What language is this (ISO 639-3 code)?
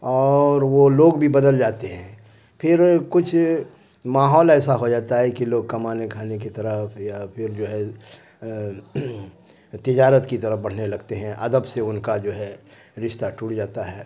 urd